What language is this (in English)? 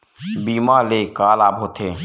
Chhattisgarhi